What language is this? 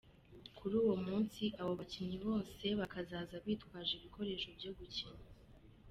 Kinyarwanda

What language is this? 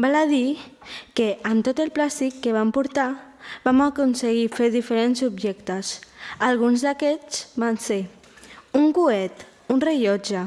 Catalan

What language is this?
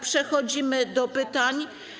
Polish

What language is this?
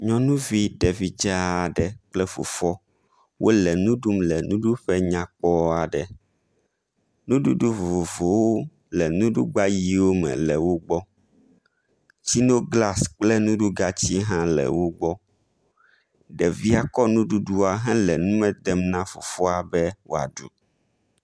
Ewe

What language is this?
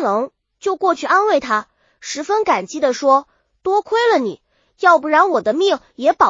Chinese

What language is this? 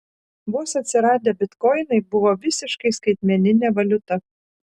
Lithuanian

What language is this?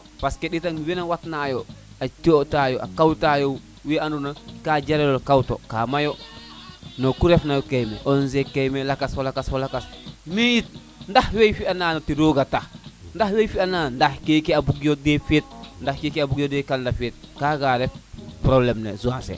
Serer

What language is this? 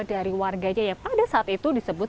Indonesian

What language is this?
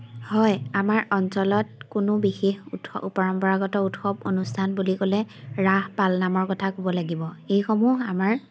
Assamese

